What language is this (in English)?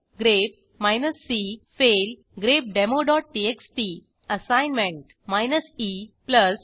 Marathi